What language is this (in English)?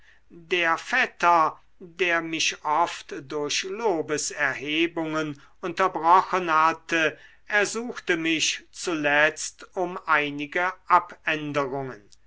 German